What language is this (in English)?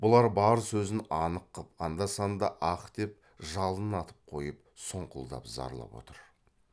Kazakh